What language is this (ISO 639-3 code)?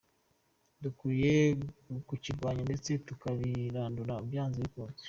kin